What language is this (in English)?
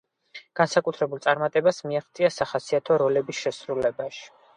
Georgian